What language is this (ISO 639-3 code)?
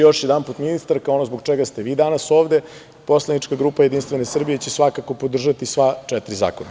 srp